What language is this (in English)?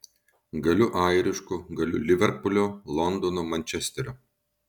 Lithuanian